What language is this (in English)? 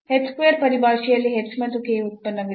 Kannada